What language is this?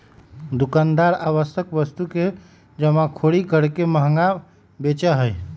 Magahi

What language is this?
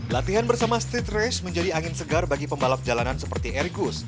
Indonesian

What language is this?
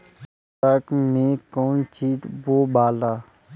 Bhojpuri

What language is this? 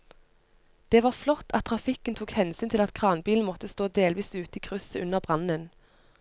Norwegian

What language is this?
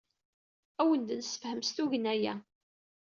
Kabyle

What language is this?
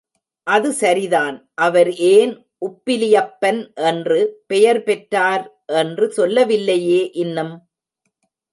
Tamil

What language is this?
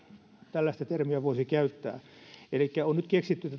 Finnish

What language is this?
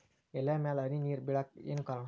Kannada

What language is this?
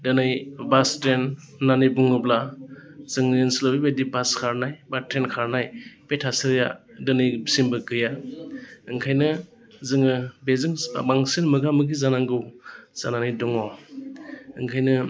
Bodo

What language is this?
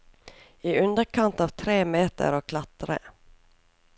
Norwegian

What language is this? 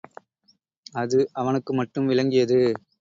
Tamil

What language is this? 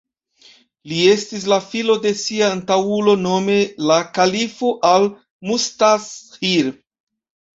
Esperanto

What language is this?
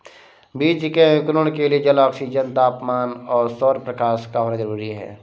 Hindi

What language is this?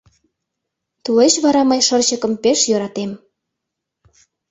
Mari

